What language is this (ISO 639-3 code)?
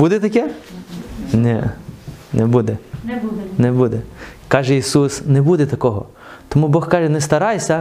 ukr